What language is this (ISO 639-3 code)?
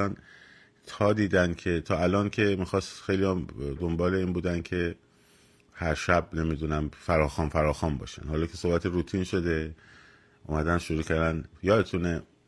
fas